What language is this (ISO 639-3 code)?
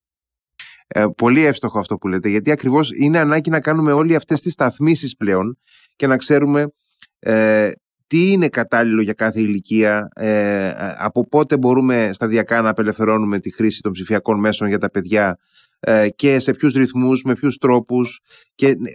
ell